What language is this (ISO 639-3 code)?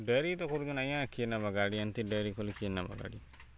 ori